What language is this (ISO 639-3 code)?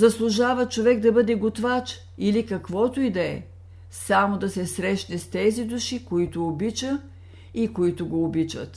bul